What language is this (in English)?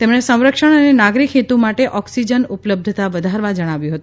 Gujarati